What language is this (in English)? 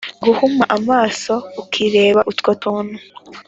Kinyarwanda